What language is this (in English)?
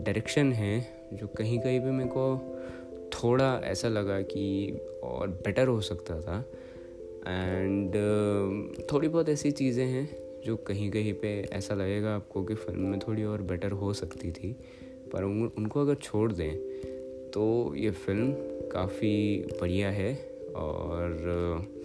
Hindi